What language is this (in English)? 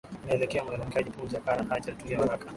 Swahili